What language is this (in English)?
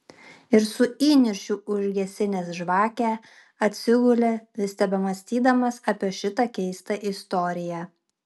Lithuanian